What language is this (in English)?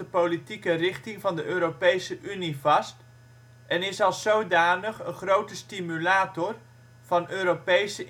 Dutch